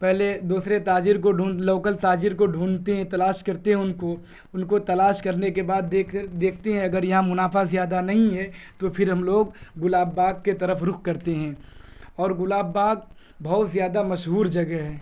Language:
Urdu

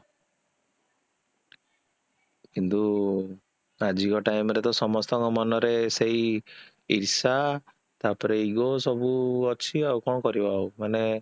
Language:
Odia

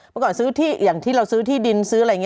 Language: Thai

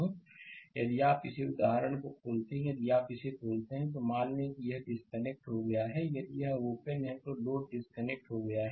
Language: Hindi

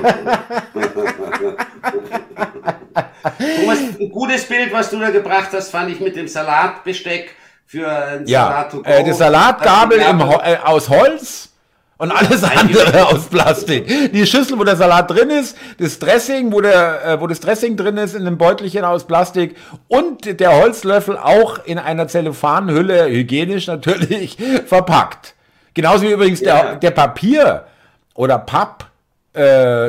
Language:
German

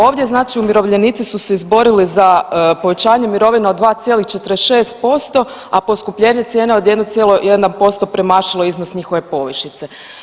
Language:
Croatian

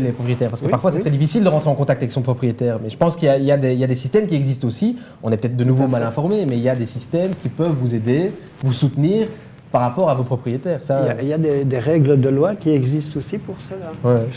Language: French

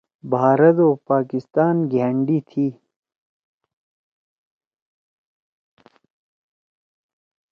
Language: Torwali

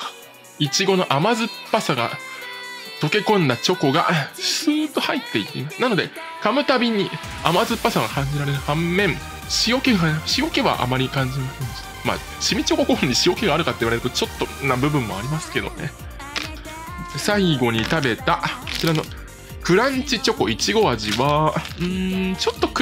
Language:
Japanese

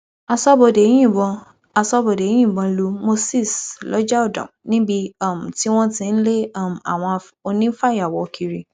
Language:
Yoruba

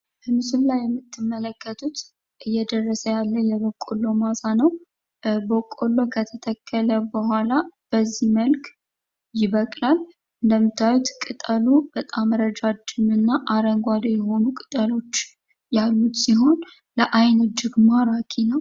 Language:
Amharic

